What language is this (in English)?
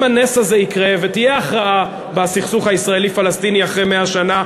Hebrew